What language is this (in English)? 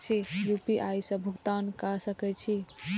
Maithili